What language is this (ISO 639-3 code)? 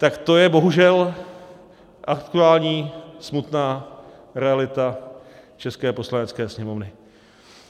ces